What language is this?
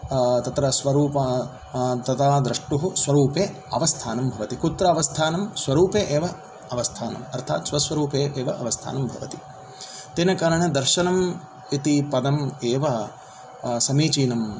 Sanskrit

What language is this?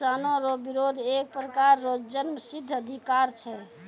Maithili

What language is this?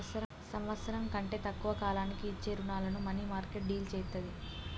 Telugu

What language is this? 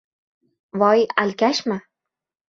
Uzbek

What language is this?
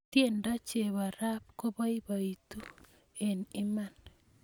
Kalenjin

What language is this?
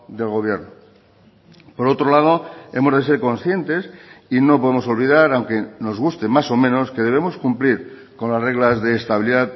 Spanish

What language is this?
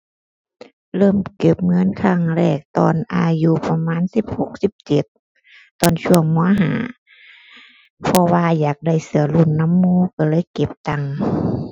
Thai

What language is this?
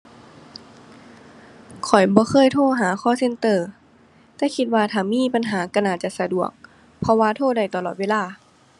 Thai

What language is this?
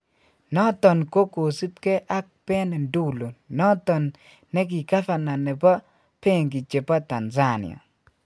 Kalenjin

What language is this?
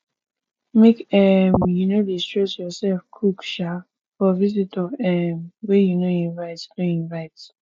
Nigerian Pidgin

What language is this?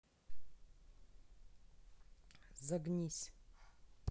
Russian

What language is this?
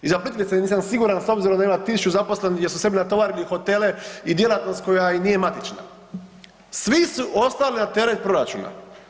Croatian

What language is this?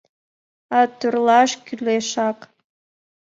Mari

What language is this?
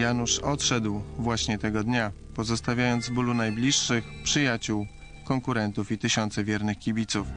Polish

